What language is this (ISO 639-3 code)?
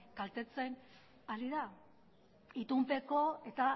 eus